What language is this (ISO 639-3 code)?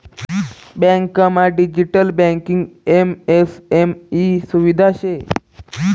mar